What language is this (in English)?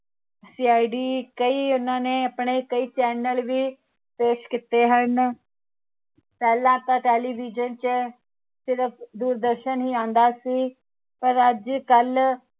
Punjabi